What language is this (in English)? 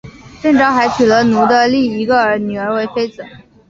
Chinese